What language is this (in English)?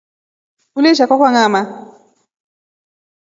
Rombo